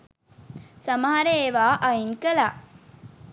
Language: Sinhala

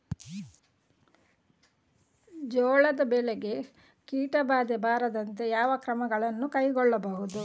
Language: Kannada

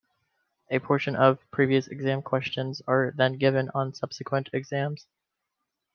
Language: English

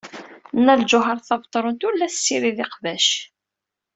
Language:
Kabyle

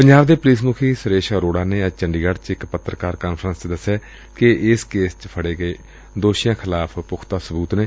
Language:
Punjabi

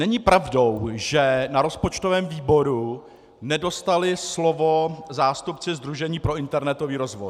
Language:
Czech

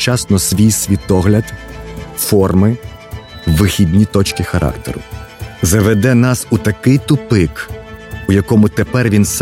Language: Ukrainian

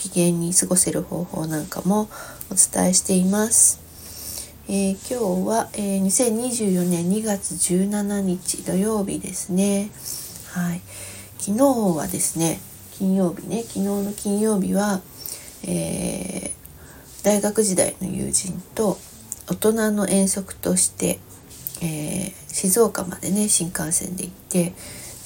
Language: Japanese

